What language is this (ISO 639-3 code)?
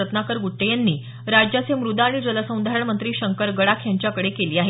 mar